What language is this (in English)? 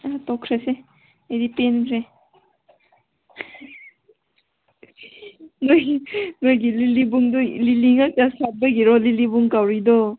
Manipuri